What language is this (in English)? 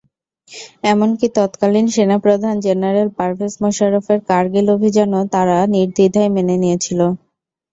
Bangla